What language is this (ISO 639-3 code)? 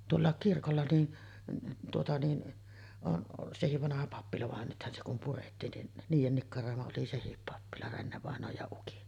fin